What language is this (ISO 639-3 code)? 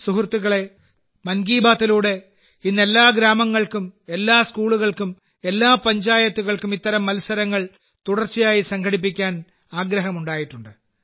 mal